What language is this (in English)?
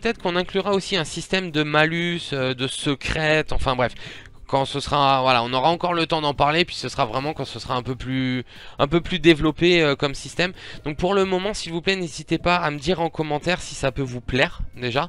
French